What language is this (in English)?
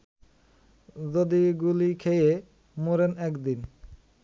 Bangla